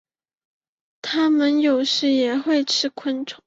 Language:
Chinese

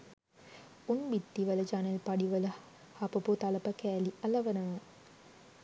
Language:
Sinhala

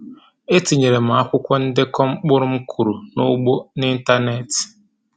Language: Igbo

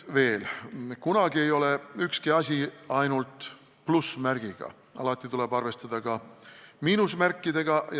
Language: Estonian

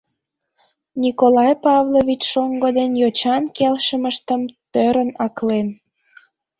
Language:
Mari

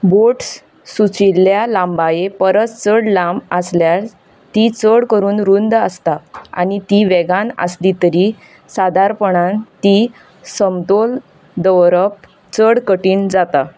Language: Konkani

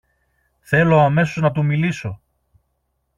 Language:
Greek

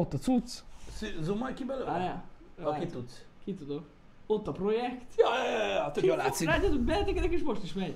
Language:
Hungarian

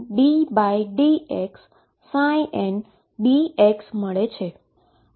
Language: Gujarati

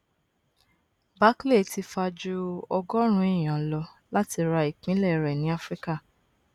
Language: Yoruba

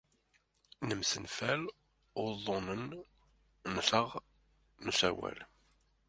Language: Kabyle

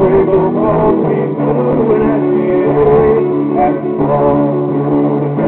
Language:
English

